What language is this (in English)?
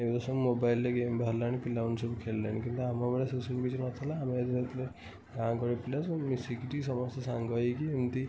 Odia